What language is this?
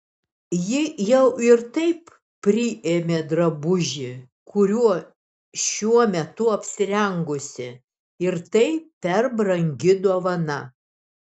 Lithuanian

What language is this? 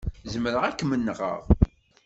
Kabyle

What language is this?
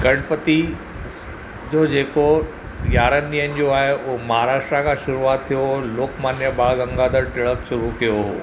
Sindhi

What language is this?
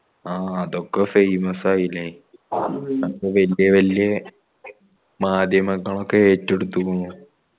Malayalam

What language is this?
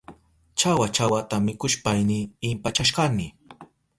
Southern Pastaza Quechua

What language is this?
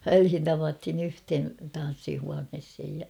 Finnish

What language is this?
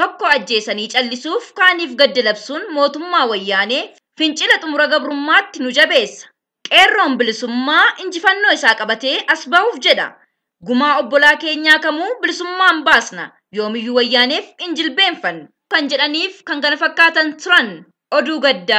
Arabic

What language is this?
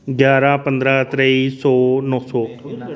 Dogri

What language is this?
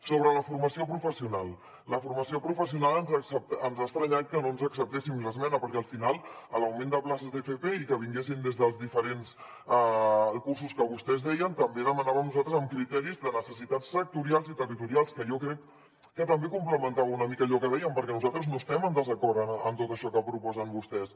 Catalan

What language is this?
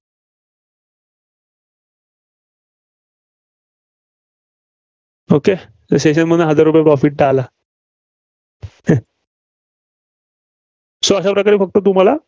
Marathi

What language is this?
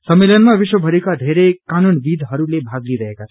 Nepali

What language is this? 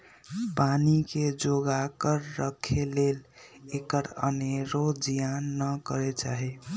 Magahi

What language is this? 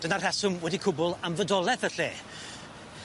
Welsh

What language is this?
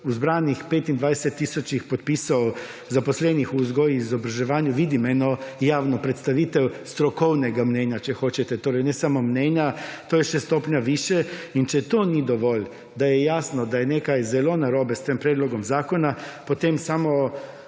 Slovenian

